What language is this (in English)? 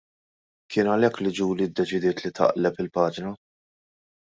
Maltese